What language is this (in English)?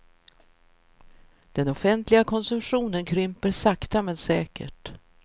Swedish